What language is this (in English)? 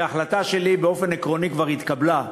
Hebrew